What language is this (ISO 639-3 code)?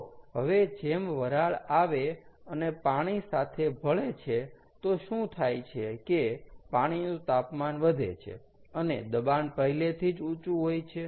guj